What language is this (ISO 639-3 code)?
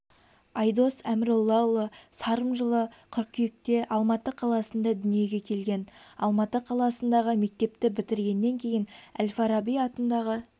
kaz